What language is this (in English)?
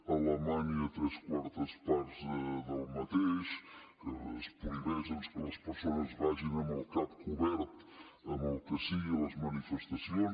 Catalan